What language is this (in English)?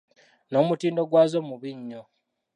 Ganda